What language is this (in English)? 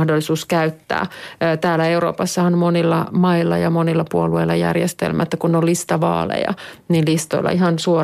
Finnish